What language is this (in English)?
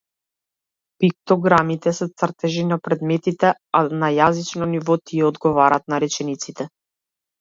Macedonian